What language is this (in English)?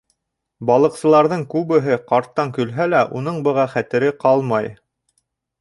Bashkir